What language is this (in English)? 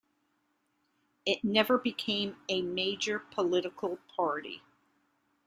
English